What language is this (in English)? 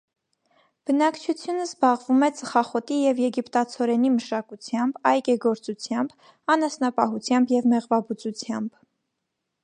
Armenian